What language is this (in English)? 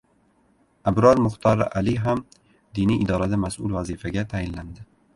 Uzbek